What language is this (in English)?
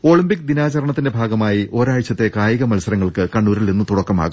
Malayalam